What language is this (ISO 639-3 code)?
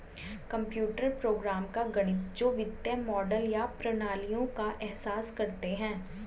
hin